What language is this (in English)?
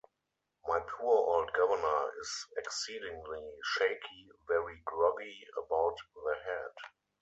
English